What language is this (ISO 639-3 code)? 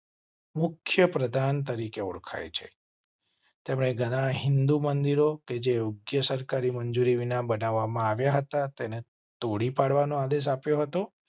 guj